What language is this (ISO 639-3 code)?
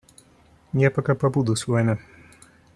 rus